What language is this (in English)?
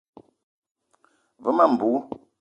Eton (Cameroon)